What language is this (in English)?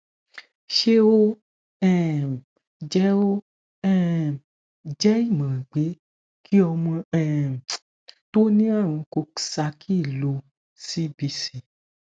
Yoruba